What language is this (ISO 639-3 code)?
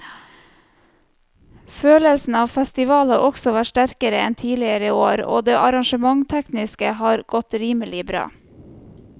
nor